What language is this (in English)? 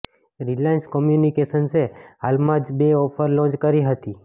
Gujarati